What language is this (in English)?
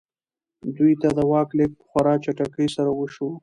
Pashto